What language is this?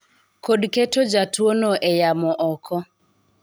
Luo (Kenya and Tanzania)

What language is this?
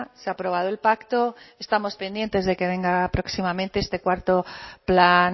Spanish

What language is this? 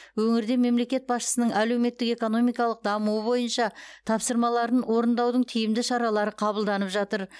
Kazakh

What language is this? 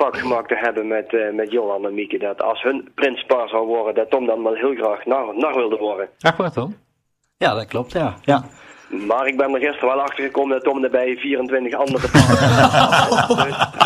Dutch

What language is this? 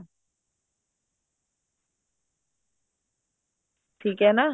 Punjabi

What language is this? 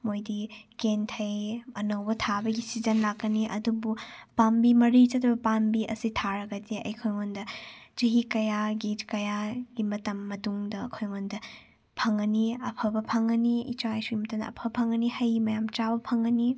Manipuri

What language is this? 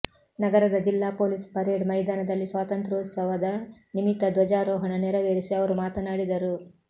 Kannada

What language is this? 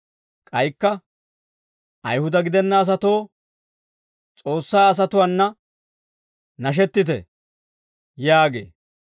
Dawro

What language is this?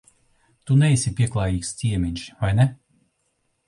Latvian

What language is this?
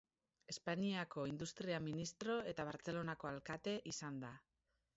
Basque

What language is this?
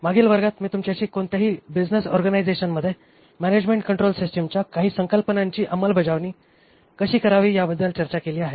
Marathi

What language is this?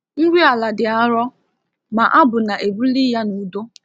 Igbo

